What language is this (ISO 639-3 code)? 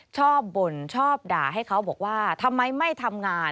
tha